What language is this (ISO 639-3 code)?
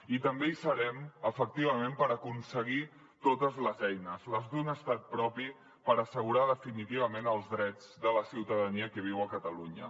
cat